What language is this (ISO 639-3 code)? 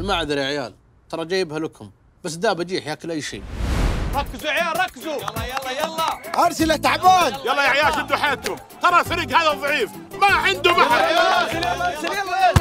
ara